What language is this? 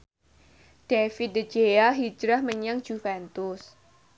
Javanese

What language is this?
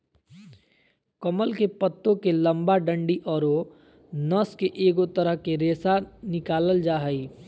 Magahi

